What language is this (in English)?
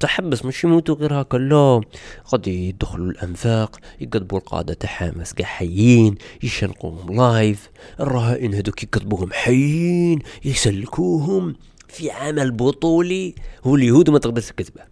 Arabic